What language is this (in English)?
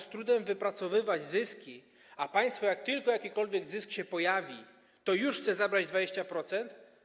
Polish